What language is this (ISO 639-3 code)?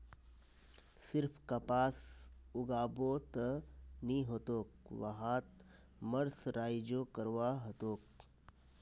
mag